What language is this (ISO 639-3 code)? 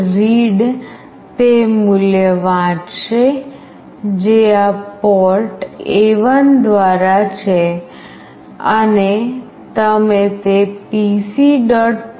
guj